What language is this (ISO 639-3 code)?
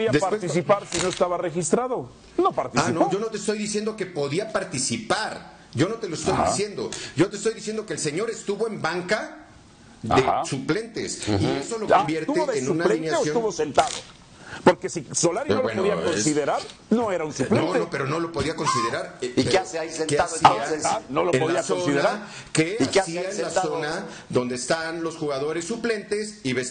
spa